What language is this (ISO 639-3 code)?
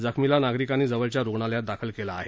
mar